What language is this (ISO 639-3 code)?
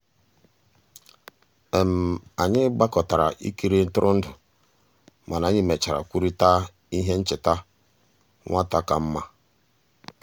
ibo